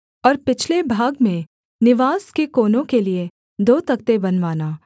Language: Hindi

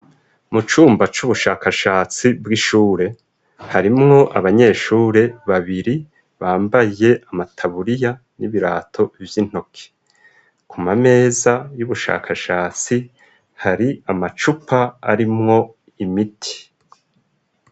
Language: Rundi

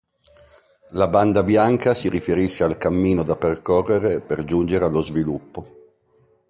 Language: Italian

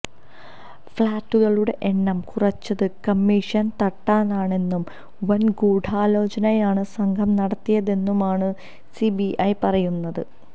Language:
Malayalam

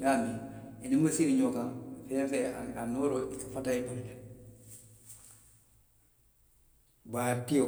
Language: Western Maninkakan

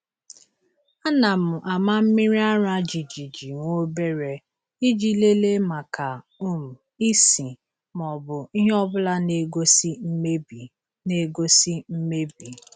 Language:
Igbo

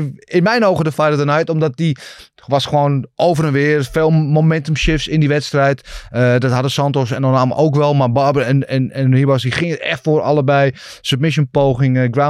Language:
Dutch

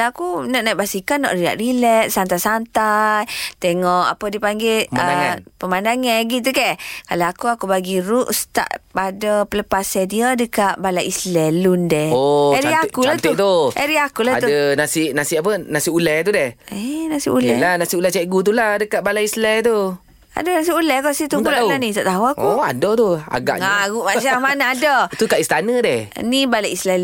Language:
Malay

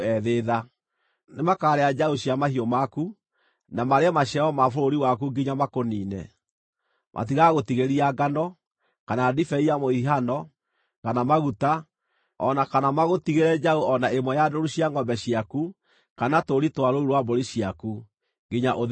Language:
Kikuyu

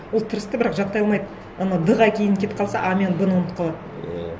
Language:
Kazakh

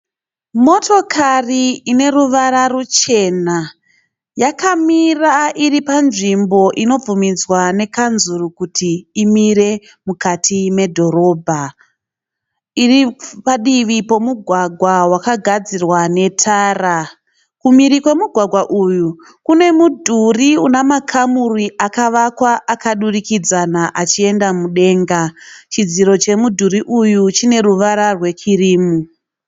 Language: Shona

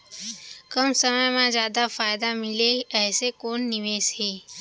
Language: Chhattisgarhi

